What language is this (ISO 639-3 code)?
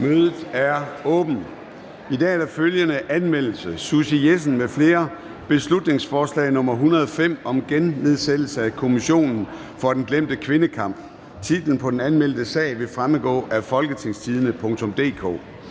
dan